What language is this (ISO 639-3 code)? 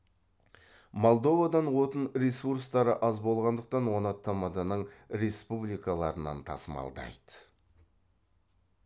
kaz